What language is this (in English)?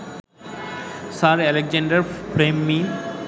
Bangla